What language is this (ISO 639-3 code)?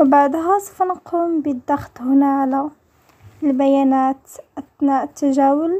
ara